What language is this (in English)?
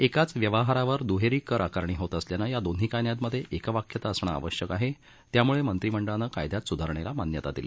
Marathi